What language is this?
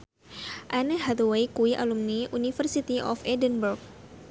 Javanese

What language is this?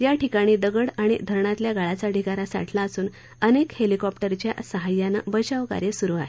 Marathi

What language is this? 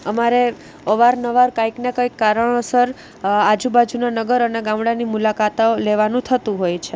Gujarati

